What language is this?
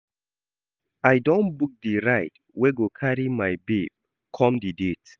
Nigerian Pidgin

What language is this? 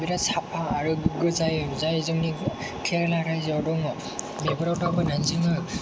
Bodo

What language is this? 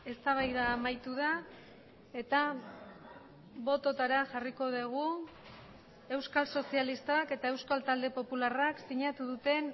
Basque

